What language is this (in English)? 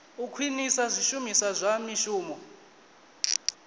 Venda